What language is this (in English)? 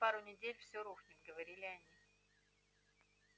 Russian